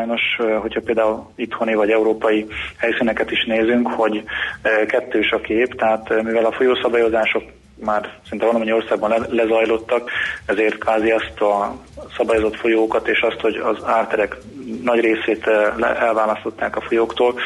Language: Hungarian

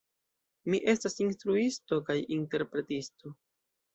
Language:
Esperanto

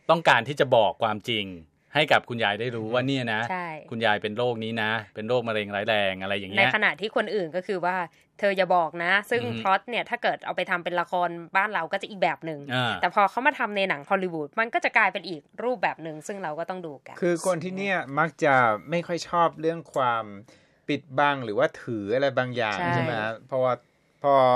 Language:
Thai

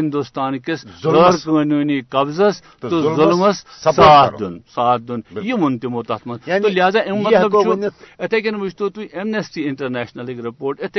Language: Urdu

